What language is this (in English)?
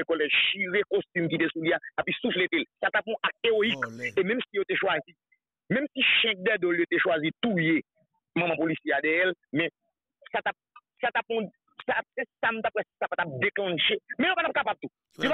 French